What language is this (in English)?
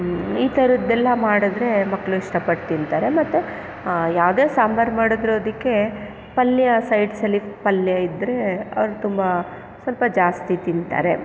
Kannada